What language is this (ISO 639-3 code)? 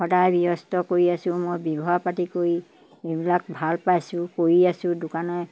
asm